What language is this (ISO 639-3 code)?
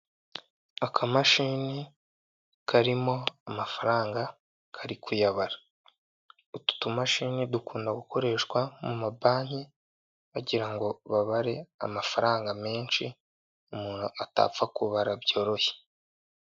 kin